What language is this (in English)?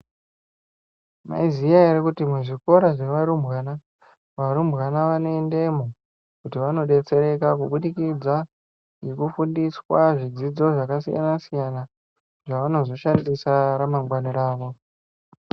Ndau